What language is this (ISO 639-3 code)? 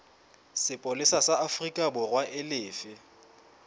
sot